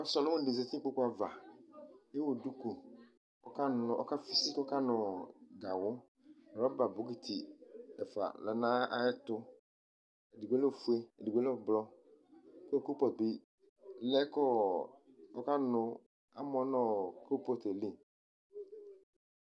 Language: Ikposo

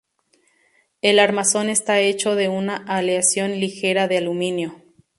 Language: Spanish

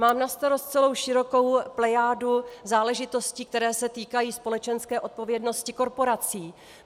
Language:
Czech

